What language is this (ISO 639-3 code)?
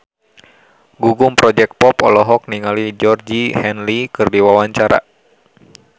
sun